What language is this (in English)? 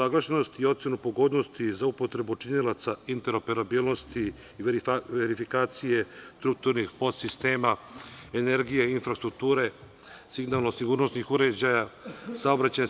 Serbian